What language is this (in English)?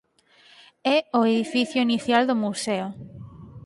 Galician